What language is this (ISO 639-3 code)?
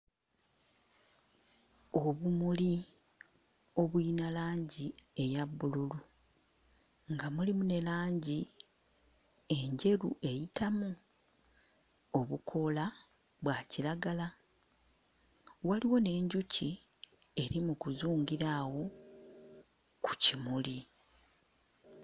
lug